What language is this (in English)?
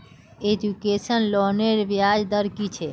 Magahi